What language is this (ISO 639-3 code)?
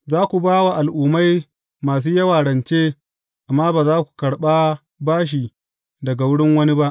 hau